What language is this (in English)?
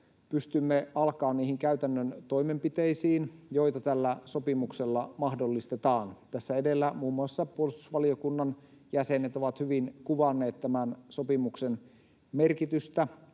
Finnish